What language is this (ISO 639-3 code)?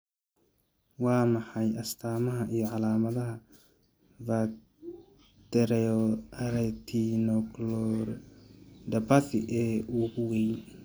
som